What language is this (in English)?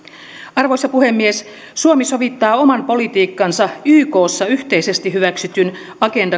Finnish